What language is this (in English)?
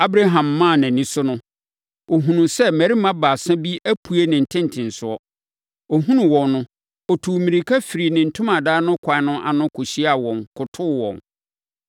Akan